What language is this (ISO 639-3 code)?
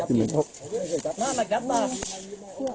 tha